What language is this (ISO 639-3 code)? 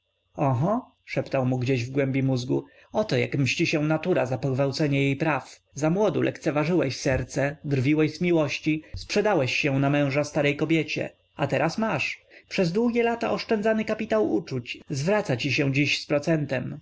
pol